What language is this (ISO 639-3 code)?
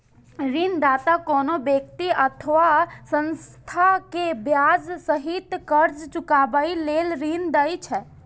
mai